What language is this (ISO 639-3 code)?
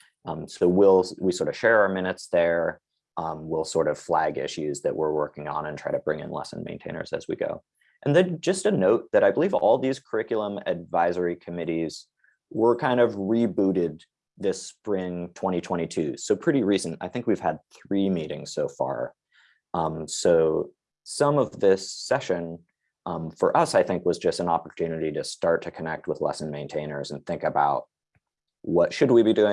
eng